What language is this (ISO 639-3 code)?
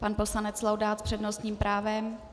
ces